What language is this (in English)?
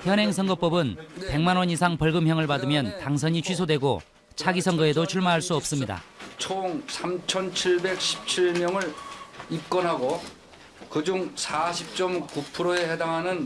Korean